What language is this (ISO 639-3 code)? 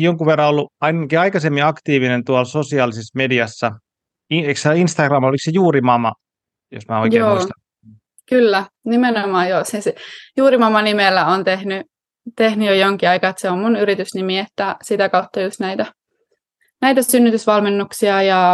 fin